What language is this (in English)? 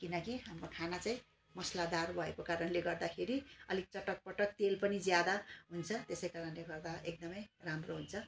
Nepali